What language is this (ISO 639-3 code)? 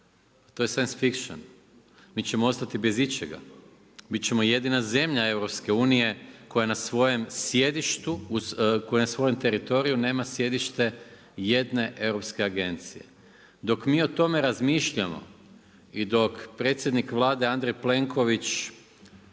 hrv